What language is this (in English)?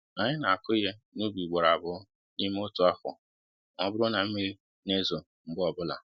Igbo